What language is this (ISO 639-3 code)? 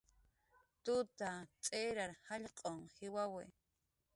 jqr